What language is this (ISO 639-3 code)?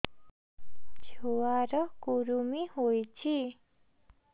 ori